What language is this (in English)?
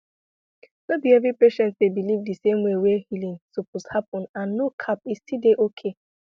Nigerian Pidgin